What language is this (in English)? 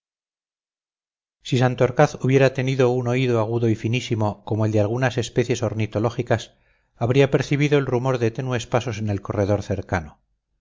Spanish